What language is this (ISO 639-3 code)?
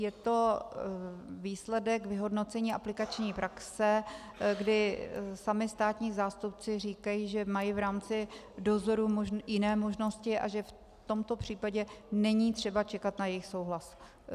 ces